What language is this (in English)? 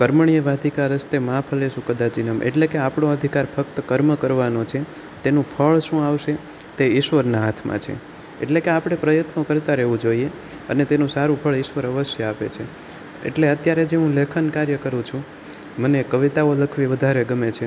Gujarati